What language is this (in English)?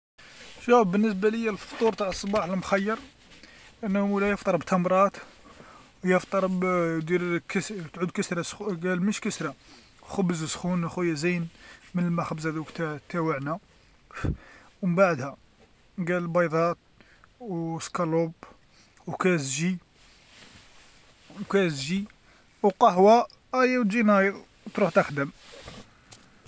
Algerian Arabic